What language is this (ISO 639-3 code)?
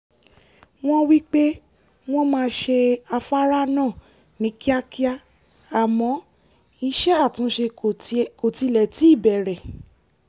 yor